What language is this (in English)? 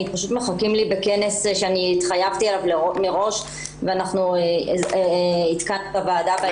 Hebrew